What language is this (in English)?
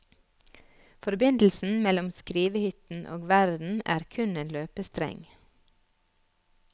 Norwegian